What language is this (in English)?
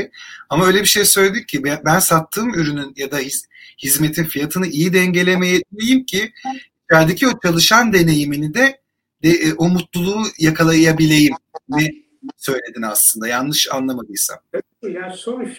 Turkish